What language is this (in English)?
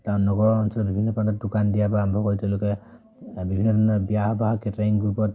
Assamese